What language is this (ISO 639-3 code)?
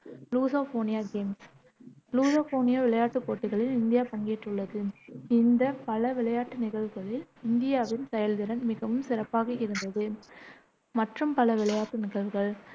tam